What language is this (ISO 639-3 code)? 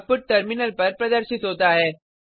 hin